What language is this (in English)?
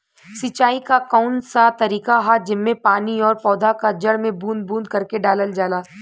Bhojpuri